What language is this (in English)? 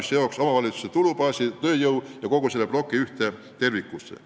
Estonian